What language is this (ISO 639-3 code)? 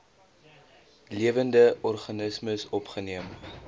afr